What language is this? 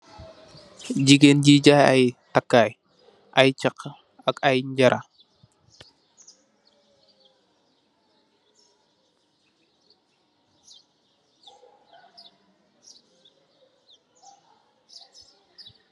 Wolof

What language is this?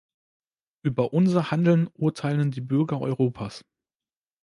German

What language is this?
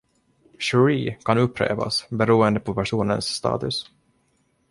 Swedish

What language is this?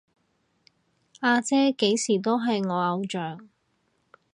Cantonese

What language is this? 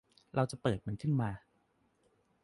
Thai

